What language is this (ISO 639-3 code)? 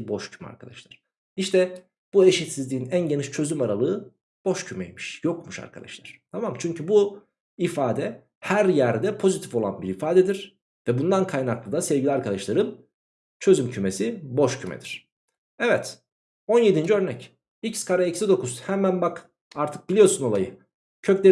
tur